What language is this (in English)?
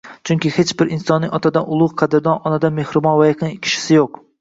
Uzbek